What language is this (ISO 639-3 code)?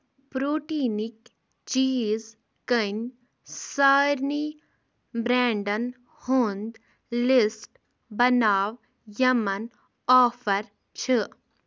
kas